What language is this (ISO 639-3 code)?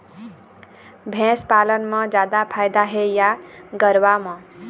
hne